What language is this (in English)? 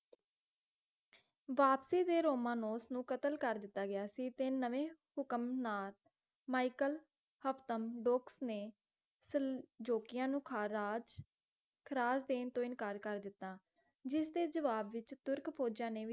Punjabi